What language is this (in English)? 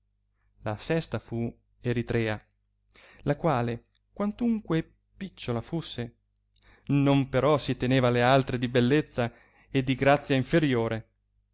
Italian